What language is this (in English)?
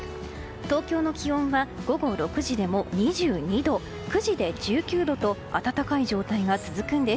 Japanese